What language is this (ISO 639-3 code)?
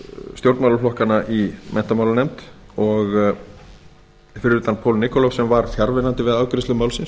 isl